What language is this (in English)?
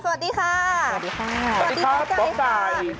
Thai